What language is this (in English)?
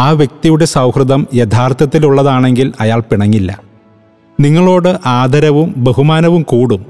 Malayalam